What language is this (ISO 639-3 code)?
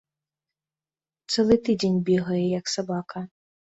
bel